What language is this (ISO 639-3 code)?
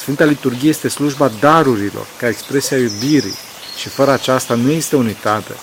ron